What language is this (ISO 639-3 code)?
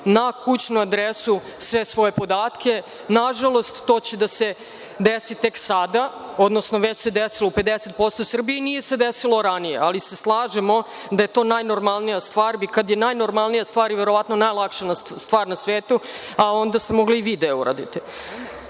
srp